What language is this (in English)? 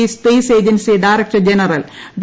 Malayalam